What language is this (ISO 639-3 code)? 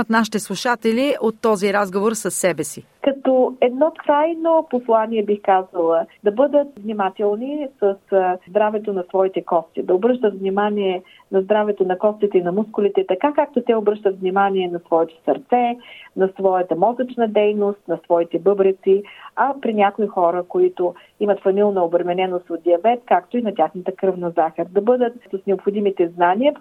bul